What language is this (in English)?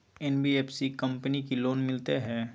Maithili